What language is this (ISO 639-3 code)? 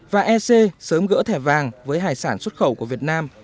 vie